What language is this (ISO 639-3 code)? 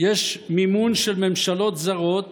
heb